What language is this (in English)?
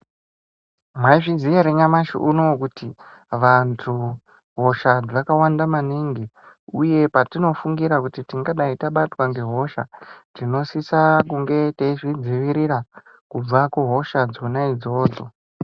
Ndau